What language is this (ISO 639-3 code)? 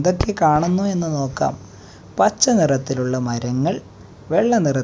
mal